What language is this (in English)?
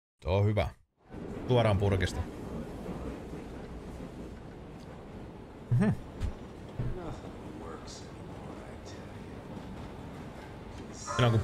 Finnish